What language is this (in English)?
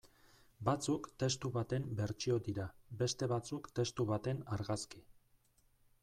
Basque